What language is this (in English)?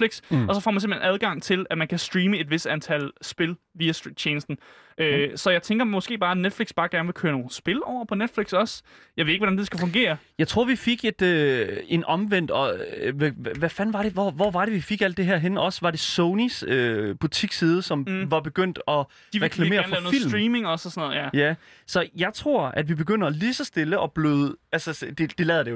Danish